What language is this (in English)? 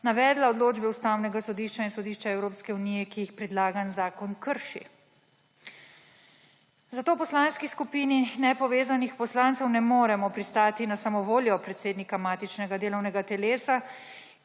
Slovenian